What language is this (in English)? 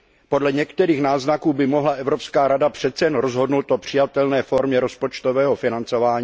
Czech